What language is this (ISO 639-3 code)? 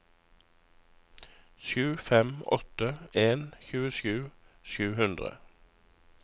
nor